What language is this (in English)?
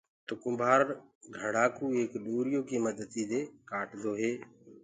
Gurgula